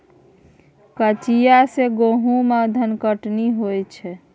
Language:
Maithili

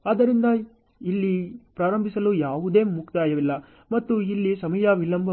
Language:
Kannada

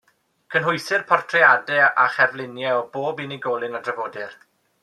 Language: Welsh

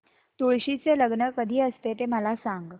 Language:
Marathi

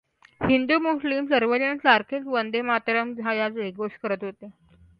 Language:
Marathi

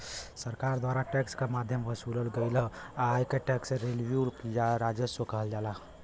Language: Bhojpuri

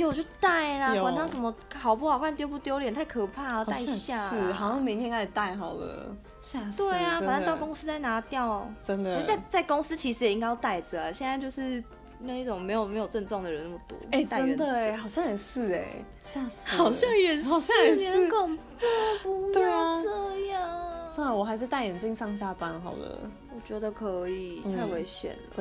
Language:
Chinese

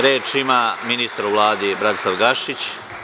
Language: Serbian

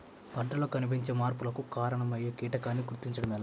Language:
Telugu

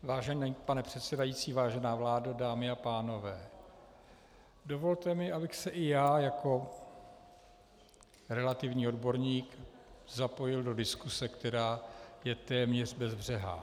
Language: Czech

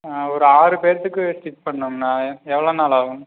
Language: Tamil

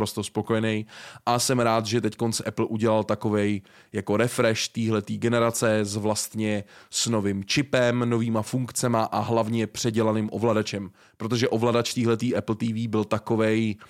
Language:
Czech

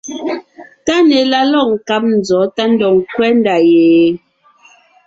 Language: Ngiemboon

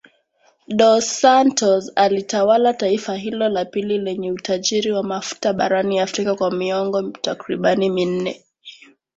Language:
Swahili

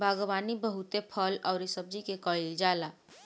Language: Bhojpuri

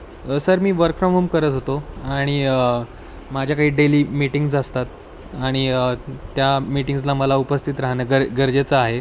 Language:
Marathi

